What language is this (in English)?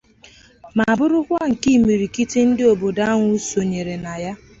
Igbo